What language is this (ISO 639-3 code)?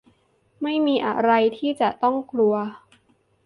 tha